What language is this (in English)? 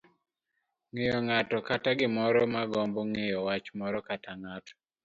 Luo (Kenya and Tanzania)